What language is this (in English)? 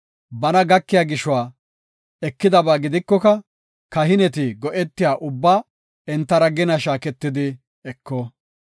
Gofa